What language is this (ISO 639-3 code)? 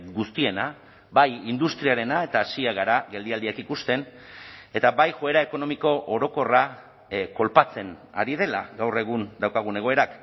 eus